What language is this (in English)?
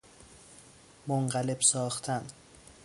Persian